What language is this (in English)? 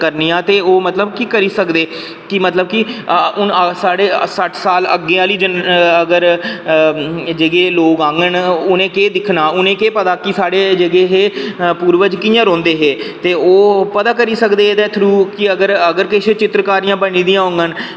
Dogri